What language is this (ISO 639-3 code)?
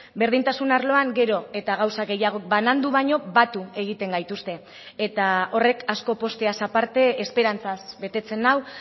eus